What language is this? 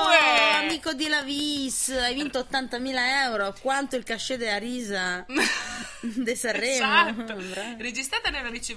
Italian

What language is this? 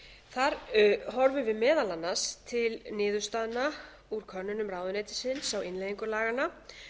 Icelandic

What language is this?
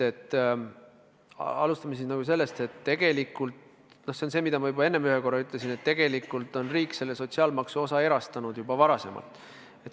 Estonian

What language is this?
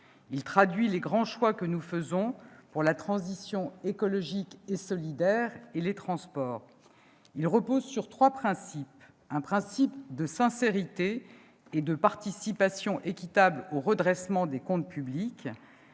French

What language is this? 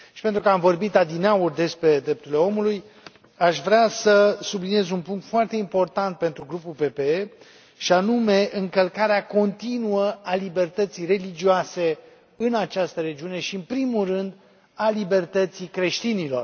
Romanian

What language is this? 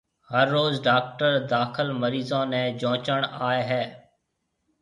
Marwari (Pakistan)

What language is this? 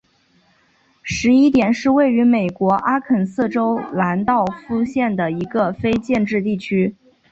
Chinese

